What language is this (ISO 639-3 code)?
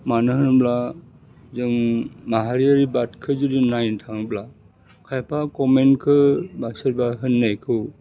brx